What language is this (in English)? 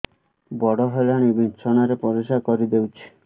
Odia